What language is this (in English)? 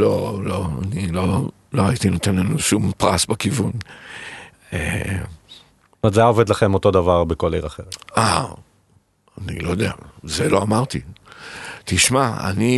Hebrew